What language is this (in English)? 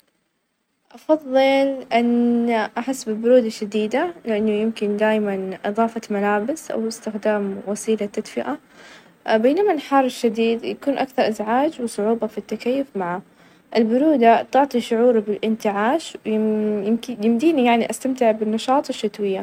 Najdi Arabic